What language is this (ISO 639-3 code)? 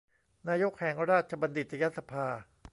tha